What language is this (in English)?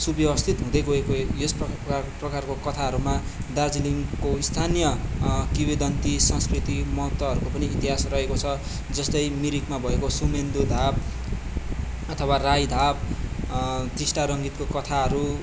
Nepali